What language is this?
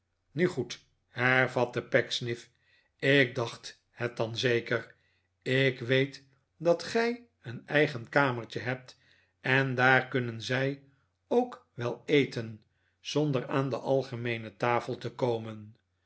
Dutch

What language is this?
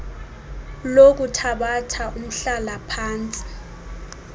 Xhosa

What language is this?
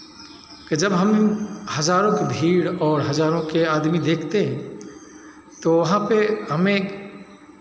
Hindi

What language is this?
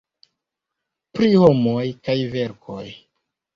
Esperanto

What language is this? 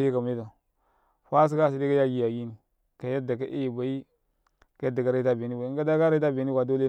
Karekare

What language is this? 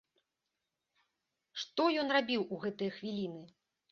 Belarusian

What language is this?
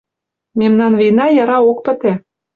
Mari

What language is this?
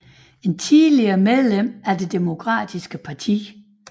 Danish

